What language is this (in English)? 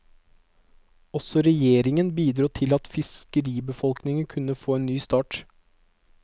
Norwegian